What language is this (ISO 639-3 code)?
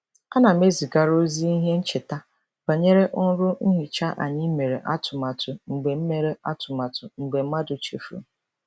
ibo